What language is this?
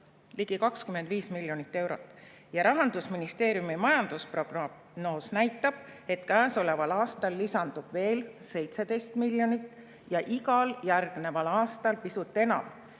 Estonian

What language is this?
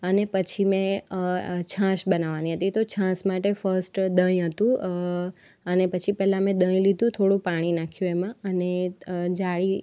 Gujarati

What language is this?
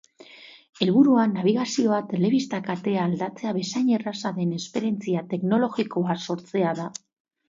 Basque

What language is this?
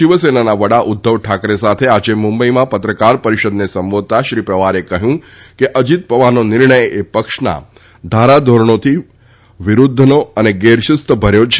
Gujarati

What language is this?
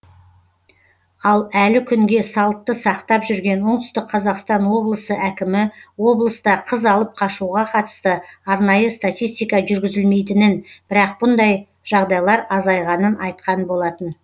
Kazakh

